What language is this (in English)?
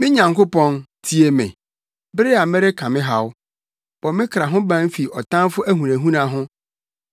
Akan